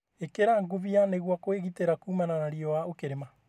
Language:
Kikuyu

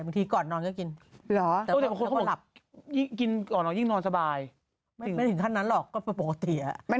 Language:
Thai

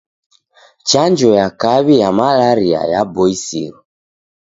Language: Taita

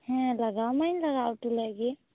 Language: Santali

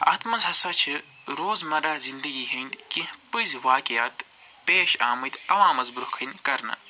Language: Kashmiri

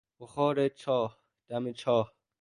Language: Persian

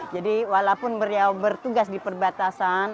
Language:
Indonesian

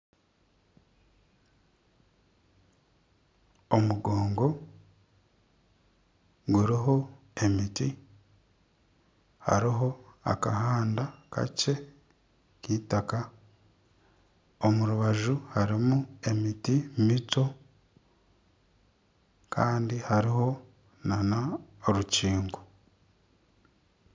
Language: Nyankole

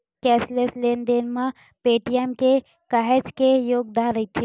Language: Chhattisgarhi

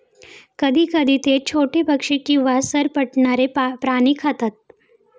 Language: Marathi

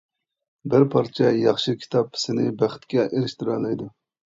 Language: Uyghur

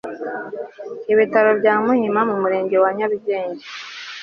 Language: Kinyarwanda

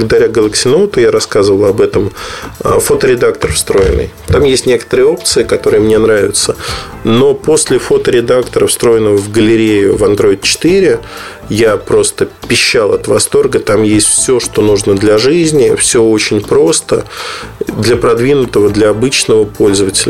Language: Russian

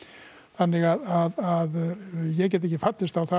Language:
Icelandic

